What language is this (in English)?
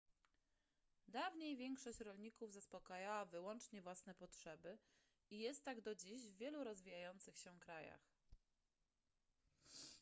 Polish